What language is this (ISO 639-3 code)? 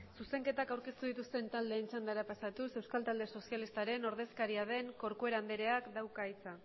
eus